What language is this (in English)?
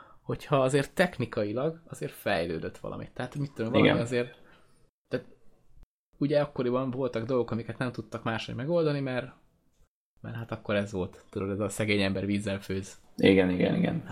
Hungarian